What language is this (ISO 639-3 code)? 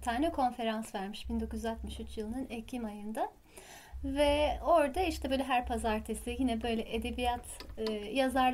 tur